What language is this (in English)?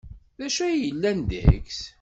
Kabyle